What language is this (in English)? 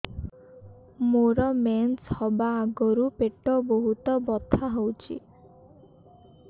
Odia